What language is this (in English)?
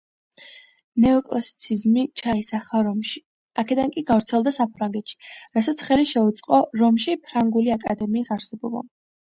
Georgian